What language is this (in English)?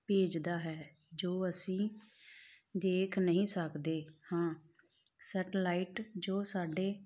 Punjabi